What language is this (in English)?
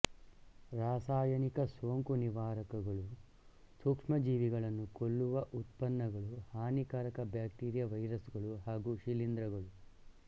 Kannada